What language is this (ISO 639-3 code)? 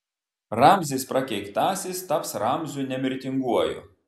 lit